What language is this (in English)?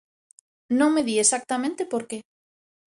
Galician